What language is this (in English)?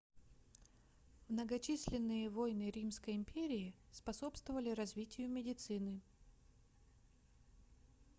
Russian